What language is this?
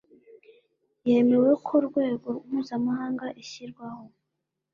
Kinyarwanda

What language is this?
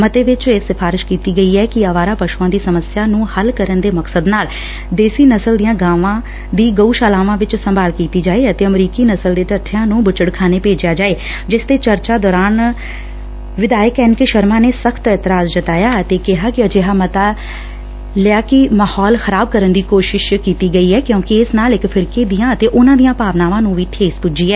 Punjabi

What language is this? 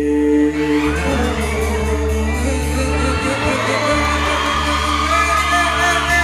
Thai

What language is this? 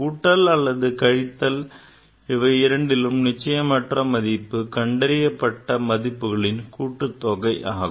Tamil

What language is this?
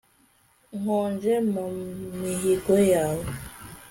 Kinyarwanda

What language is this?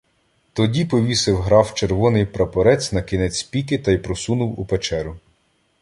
Ukrainian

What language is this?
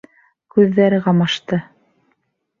Bashkir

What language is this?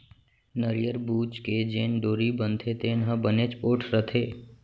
Chhattisgarhi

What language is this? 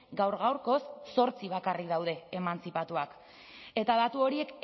Basque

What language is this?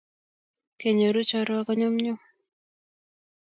Kalenjin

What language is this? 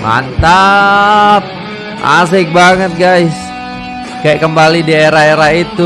Indonesian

